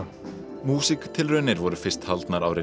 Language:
Icelandic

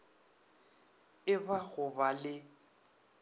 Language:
Northern Sotho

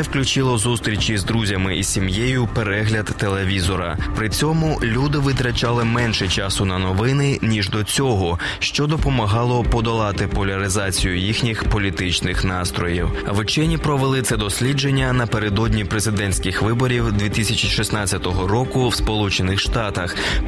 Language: Ukrainian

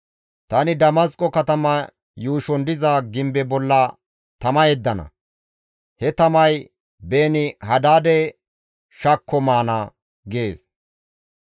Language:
Gamo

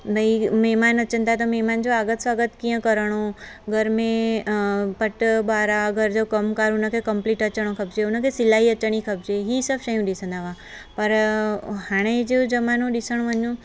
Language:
Sindhi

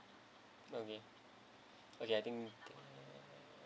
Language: English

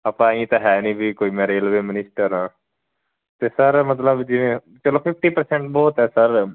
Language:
Punjabi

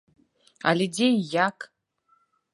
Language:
Belarusian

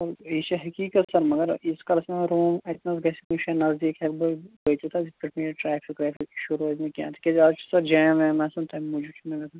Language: Kashmiri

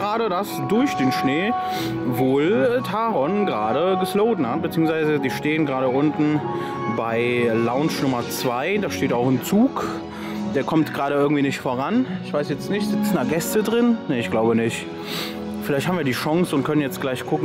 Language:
German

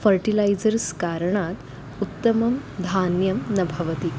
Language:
Sanskrit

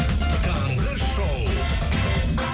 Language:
Kazakh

